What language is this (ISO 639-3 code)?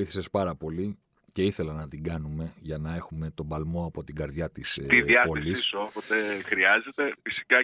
ell